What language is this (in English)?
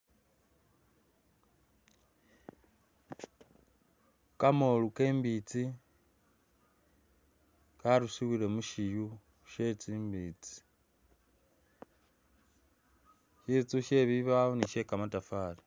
Masaaba